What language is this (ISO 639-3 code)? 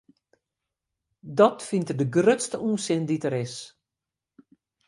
fry